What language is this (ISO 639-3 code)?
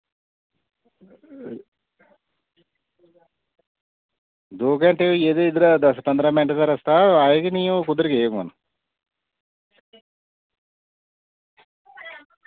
doi